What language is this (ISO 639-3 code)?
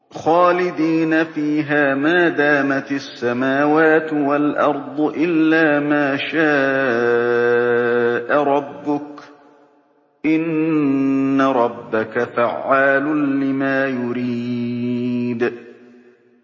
ara